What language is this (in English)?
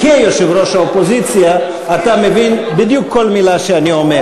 Hebrew